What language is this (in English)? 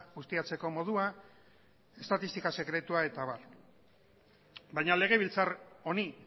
Basque